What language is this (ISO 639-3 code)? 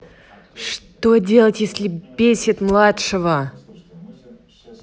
rus